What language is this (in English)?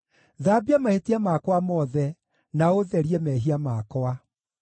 Kikuyu